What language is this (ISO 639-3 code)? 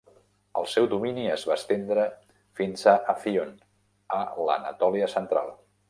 cat